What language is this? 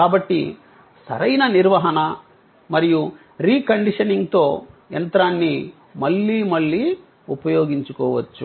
Telugu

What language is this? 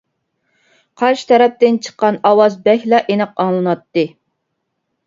Uyghur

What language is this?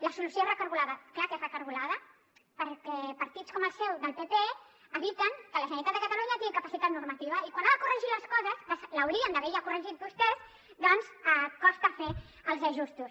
Catalan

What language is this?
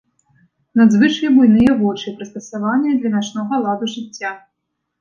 Belarusian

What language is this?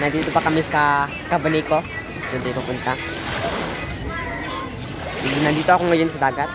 Indonesian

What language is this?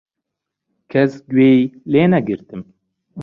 Central Kurdish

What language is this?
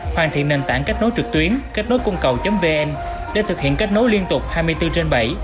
Vietnamese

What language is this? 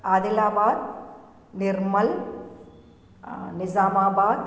Sanskrit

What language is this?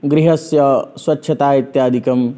Sanskrit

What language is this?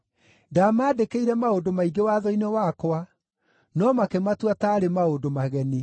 Kikuyu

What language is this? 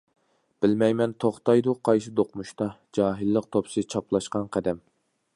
Uyghur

